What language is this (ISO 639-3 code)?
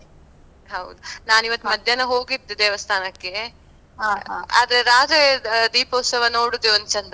kan